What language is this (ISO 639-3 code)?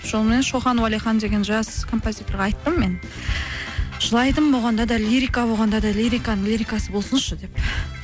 kaz